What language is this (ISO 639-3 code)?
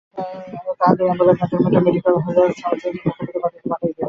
ben